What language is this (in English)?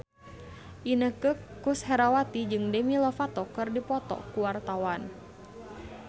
Sundanese